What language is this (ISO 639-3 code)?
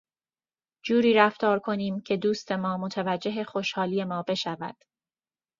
fas